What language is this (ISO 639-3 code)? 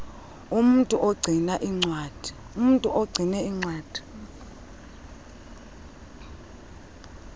xho